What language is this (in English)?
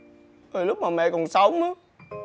Vietnamese